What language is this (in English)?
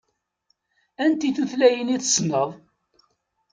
Kabyle